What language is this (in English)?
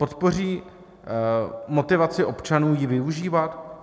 Czech